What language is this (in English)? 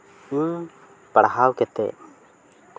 Santali